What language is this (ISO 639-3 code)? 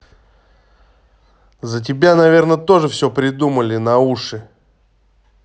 rus